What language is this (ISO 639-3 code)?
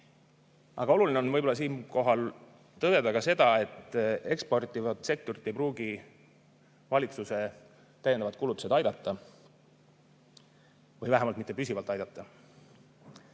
est